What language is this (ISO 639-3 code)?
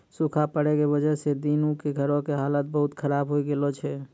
mai